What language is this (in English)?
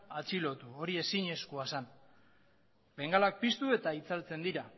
Basque